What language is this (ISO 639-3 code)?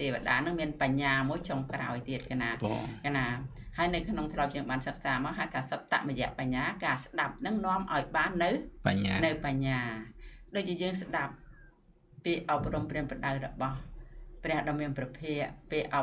vie